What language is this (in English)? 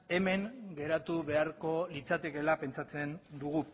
Basque